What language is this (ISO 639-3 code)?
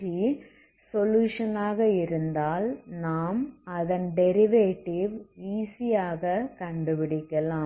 tam